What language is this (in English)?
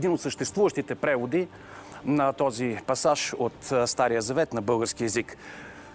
Bulgarian